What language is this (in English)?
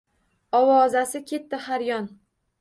Uzbek